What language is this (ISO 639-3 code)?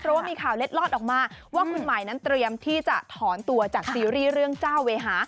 tha